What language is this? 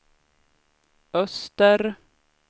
Swedish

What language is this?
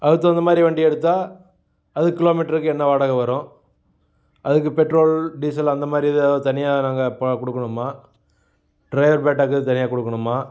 Tamil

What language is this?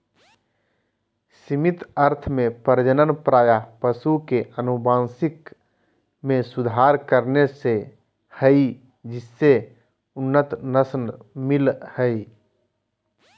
Magahi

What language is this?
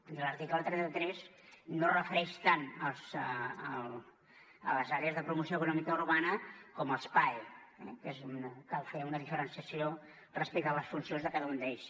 Catalan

